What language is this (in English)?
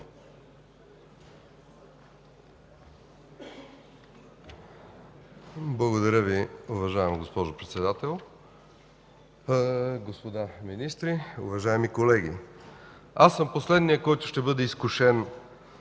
Bulgarian